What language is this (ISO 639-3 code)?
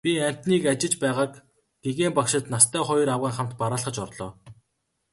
mon